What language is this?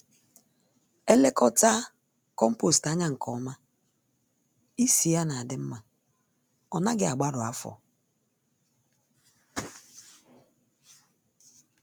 Igbo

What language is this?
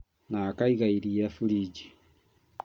Kikuyu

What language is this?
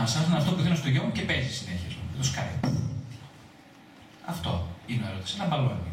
Greek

